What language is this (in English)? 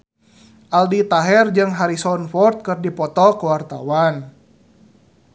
Sundanese